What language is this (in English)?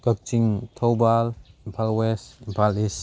Manipuri